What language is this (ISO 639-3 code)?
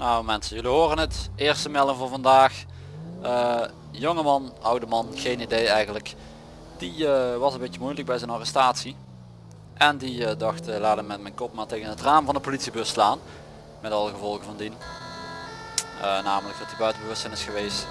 nld